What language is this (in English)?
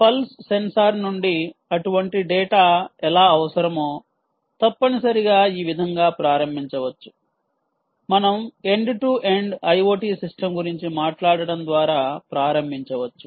Telugu